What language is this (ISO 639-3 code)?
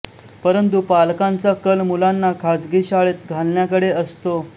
mar